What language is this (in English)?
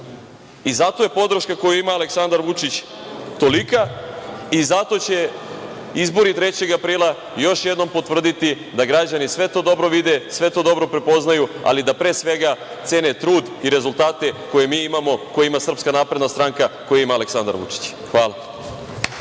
Serbian